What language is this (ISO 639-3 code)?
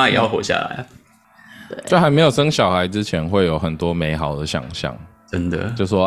zho